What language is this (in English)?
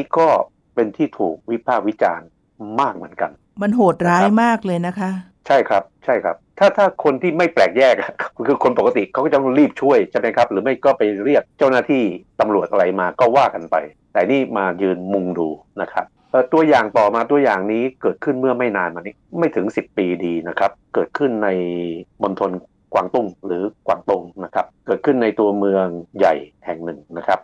Thai